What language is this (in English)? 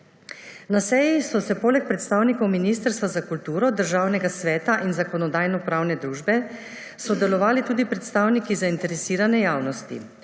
Slovenian